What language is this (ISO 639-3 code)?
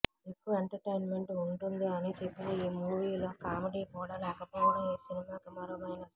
tel